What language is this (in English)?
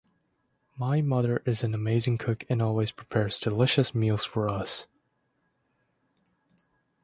English